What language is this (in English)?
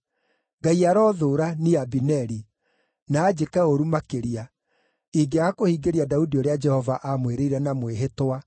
Kikuyu